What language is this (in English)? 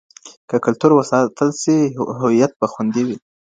Pashto